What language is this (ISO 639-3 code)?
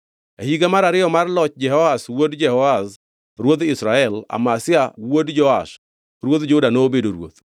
luo